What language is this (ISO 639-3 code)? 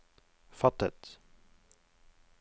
nor